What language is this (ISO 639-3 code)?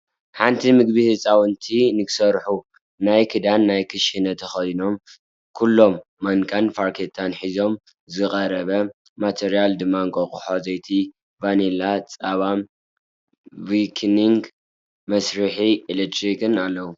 tir